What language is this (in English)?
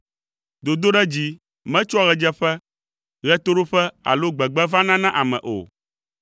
Ewe